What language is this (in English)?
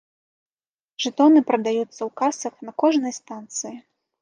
Belarusian